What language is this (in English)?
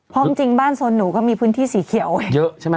Thai